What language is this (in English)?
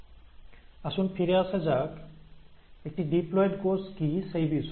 Bangla